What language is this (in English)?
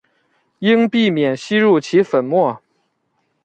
Chinese